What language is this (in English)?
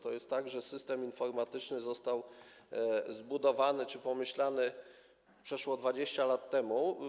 Polish